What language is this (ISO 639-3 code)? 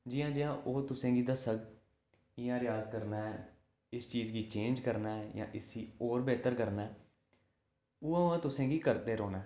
doi